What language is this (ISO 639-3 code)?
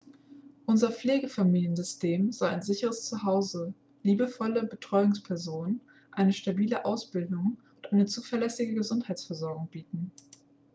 deu